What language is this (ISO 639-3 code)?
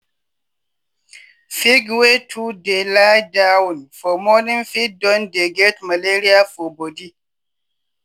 pcm